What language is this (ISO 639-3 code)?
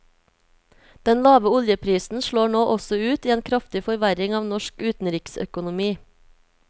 nor